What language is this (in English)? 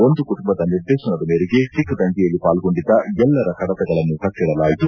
Kannada